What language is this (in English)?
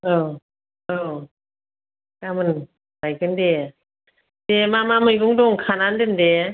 Bodo